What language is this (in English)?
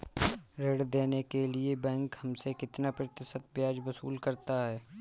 Hindi